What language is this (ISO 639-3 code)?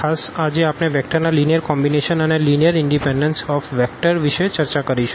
guj